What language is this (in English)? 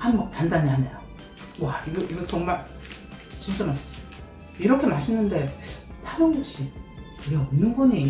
Korean